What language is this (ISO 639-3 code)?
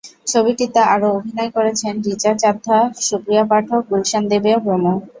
ben